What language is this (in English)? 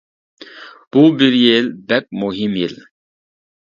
Uyghur